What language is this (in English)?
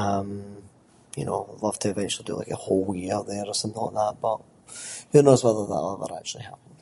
Scots